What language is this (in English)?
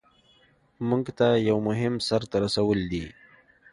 Pashto